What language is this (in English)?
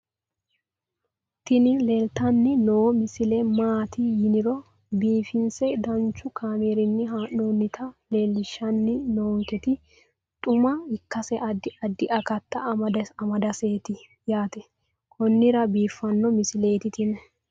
Sidamo